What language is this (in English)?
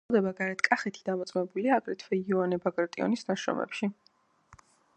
Georgian